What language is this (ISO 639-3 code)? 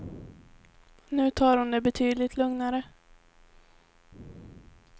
swe